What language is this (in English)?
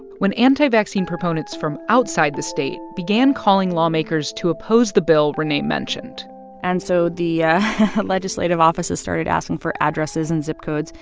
English